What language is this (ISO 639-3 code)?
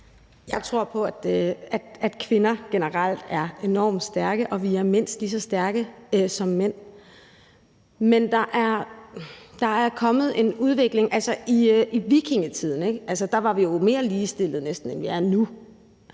dan